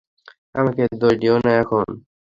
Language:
Bangla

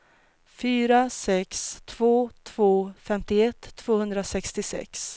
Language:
Swedish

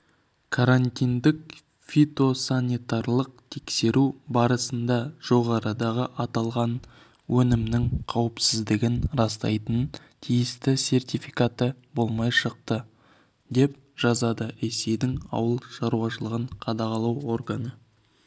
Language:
Kazakh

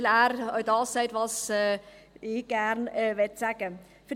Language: Swiss German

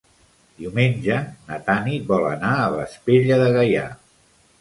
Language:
Catalan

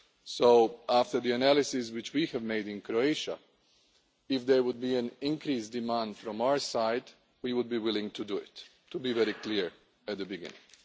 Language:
English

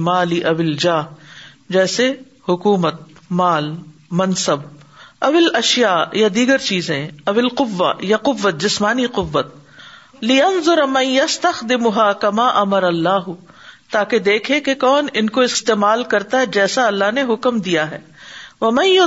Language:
Urdu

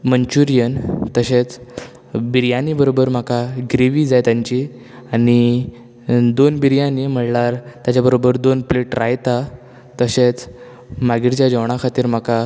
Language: Konkani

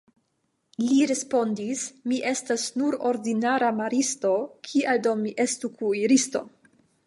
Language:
Esperanto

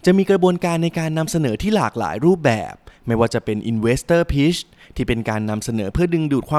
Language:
Thai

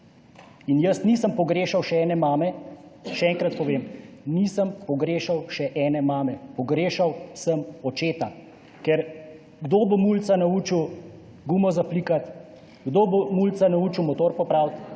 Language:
Slovenian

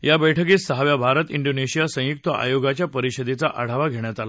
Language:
Marathi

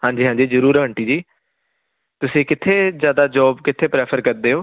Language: Punjabi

